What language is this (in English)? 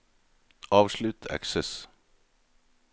Norwegian